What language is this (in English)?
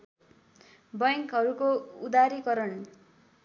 Nepali